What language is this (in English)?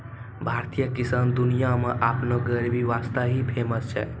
Maithili